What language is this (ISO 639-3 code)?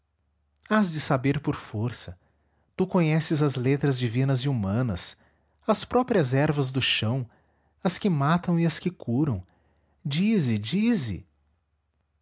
por